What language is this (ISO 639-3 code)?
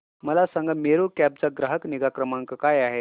mar